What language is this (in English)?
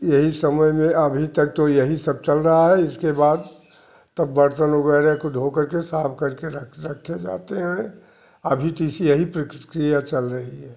Hindi